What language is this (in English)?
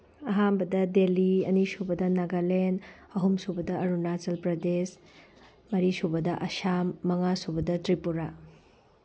Manipuri